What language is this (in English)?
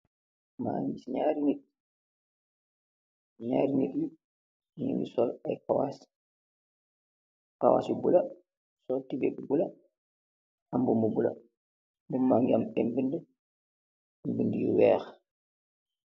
Wolof